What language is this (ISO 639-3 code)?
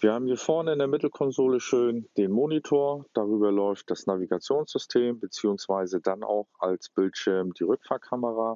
deu